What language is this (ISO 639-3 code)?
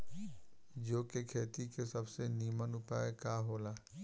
bho